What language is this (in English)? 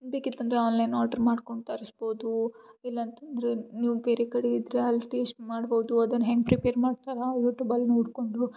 Kannada